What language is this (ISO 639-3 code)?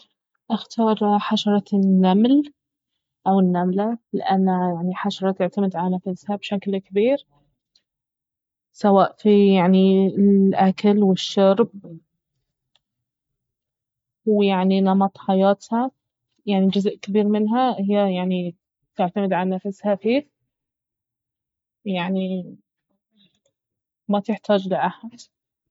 abv